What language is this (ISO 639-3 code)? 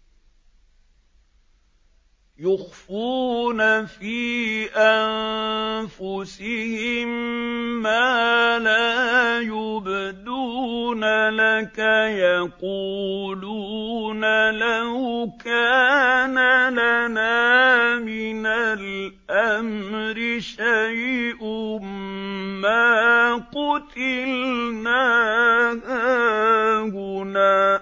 ara